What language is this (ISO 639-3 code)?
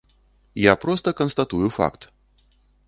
bel